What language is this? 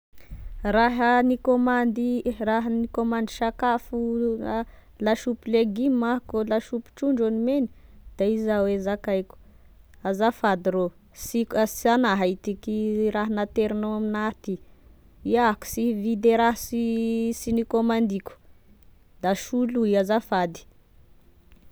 Tesaka Malagasy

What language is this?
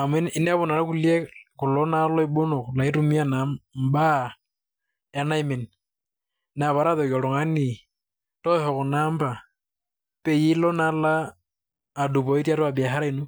Masai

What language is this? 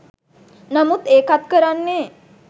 Sinhala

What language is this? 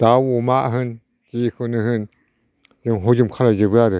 Bodo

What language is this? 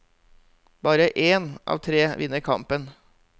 Norwegian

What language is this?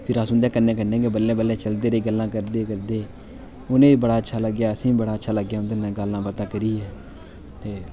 Dogri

